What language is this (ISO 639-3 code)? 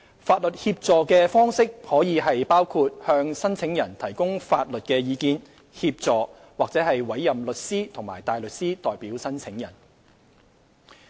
yue